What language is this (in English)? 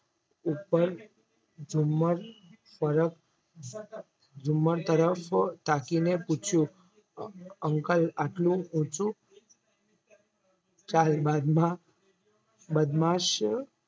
Gujarati